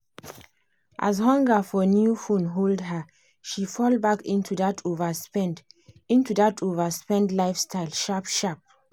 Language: Nigerian Pidgin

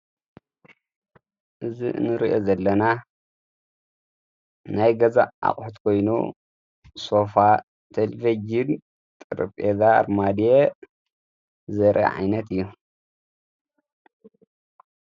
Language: Tigrinya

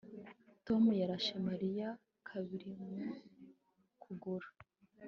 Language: Kinyarwanda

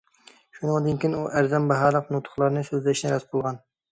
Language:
Uyghur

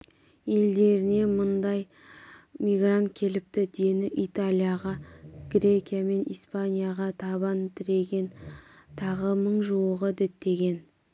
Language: Kazakh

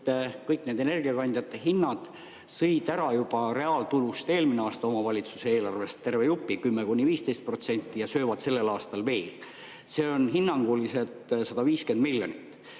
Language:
Estonian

